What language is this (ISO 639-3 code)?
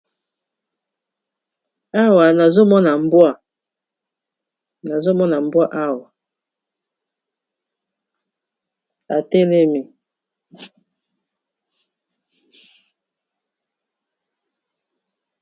lin